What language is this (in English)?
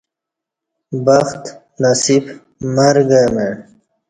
Kati